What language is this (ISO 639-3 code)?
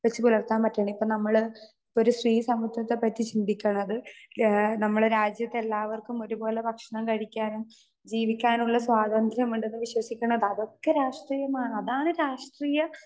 mal